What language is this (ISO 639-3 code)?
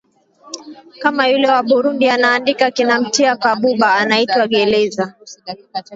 swa